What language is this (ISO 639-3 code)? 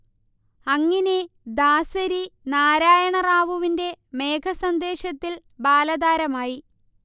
mal